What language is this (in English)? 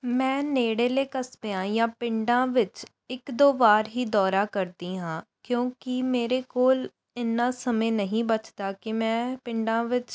Punjabi